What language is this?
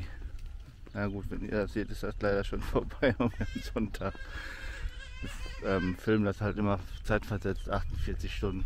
German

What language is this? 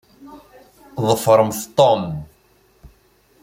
Kabyle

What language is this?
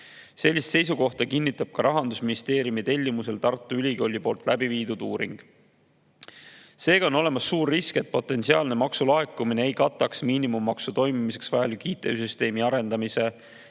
Estonian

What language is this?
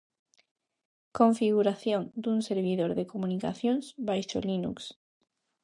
Galician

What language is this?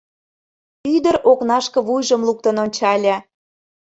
Mari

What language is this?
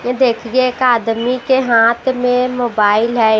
Hindi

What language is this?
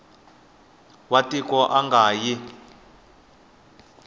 Tsonga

